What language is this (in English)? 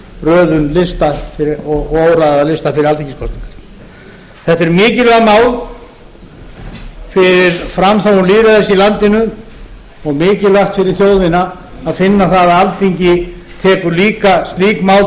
Icelandic